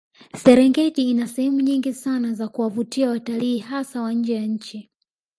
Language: Swahili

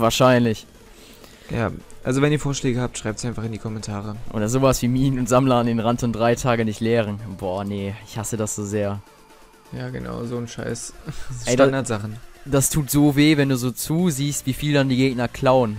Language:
German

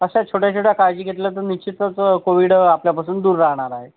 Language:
Marathi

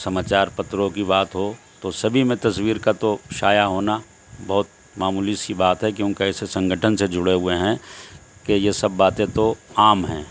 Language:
Urdu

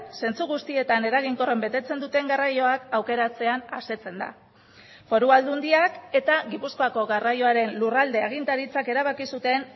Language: Basque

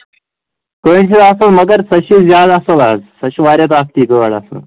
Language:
Kashmiri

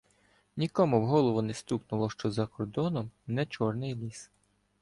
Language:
Ukrainian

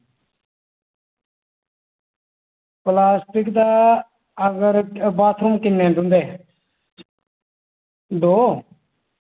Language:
Dogri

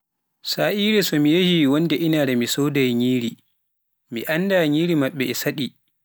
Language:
Pular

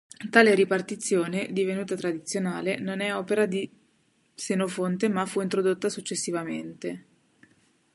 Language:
Italian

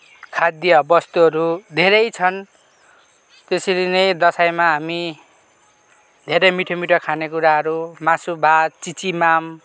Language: Nepali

